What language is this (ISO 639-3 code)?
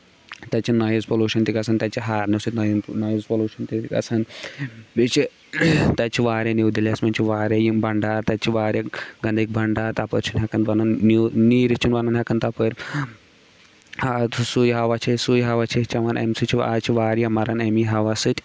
kas